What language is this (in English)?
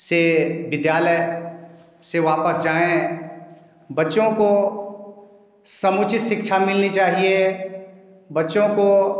Hindi